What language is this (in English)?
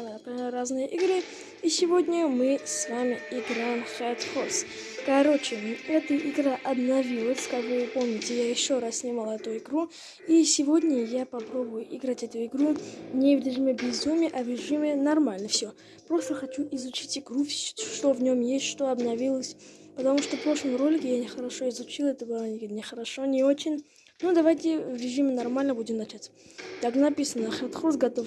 Russian